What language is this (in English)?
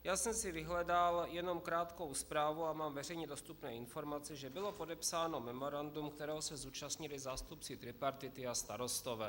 Czech